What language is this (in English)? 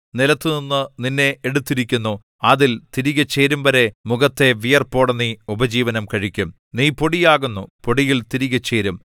Malayalam